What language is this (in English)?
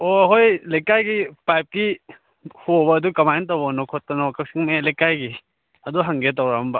Manipuri